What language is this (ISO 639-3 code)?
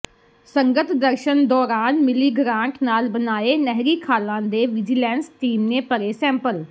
pan